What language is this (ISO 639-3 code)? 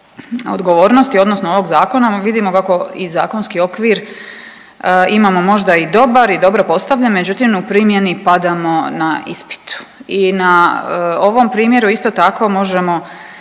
hrv